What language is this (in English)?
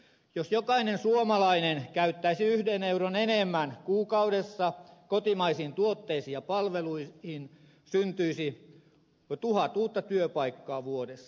Finnish